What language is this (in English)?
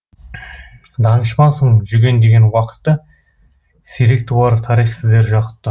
Kazakh